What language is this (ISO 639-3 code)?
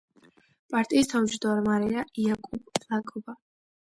kat